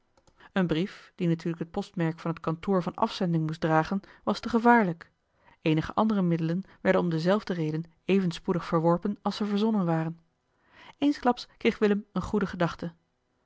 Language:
Dutch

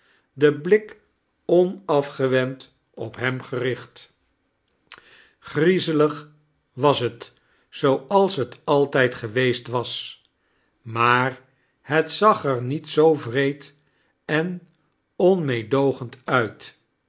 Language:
Dutch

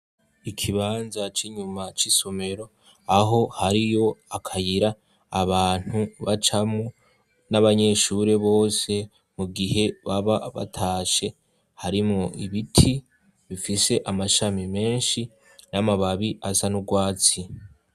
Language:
Rundi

